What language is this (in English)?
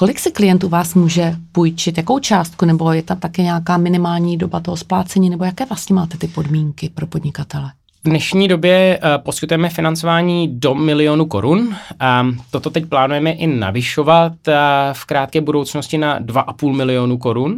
Czech